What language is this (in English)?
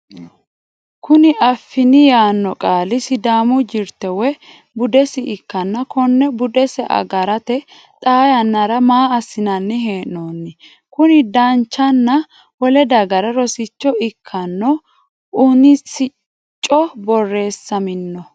Sidamo